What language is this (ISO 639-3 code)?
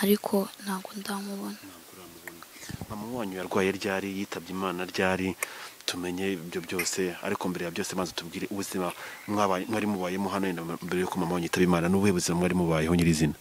ron